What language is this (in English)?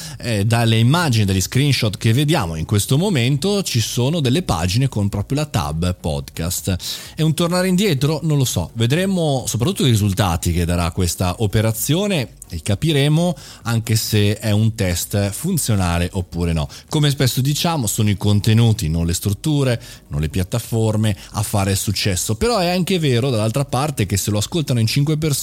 Italian